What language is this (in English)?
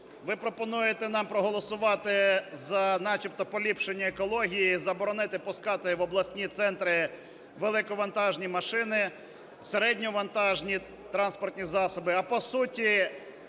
Ukrainian